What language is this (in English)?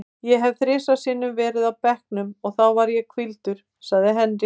Icelandic